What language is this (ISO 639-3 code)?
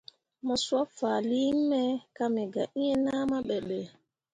mua